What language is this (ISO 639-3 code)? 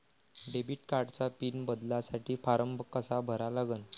mar